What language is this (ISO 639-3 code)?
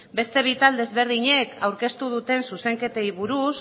eus